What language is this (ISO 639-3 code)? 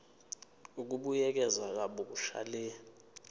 zul